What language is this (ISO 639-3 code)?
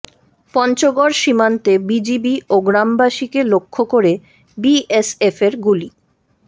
ben